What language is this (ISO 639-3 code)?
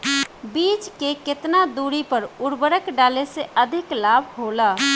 bho